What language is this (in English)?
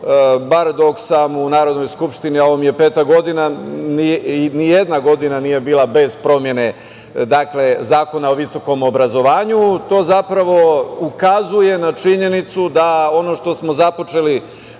Serbian